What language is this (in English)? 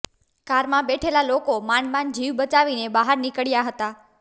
Gujarati